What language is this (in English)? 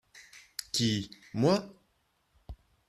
French